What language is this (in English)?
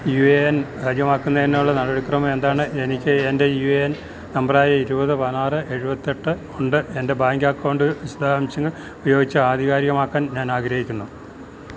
Malayalam